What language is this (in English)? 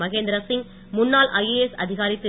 Tamil